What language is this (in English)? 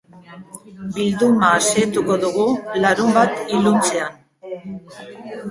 Basque